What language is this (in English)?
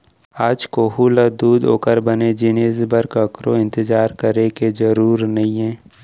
Chhattisgarhi